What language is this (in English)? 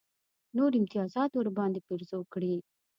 Pashto